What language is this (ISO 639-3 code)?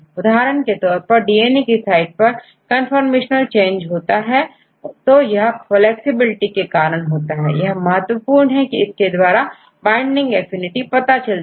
hin